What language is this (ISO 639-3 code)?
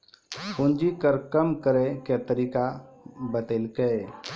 mai